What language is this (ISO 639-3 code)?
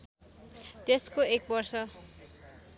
nep